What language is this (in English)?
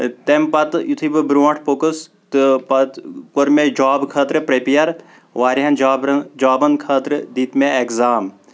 Kashmiri